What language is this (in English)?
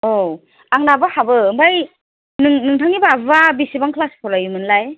Bodo